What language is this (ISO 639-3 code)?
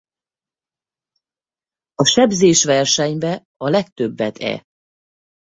hun